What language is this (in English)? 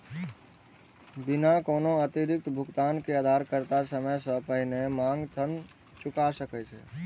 Maithili